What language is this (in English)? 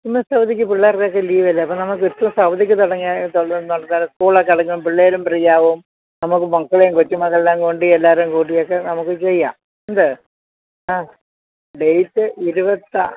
Malayalam